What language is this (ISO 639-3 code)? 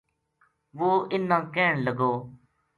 gju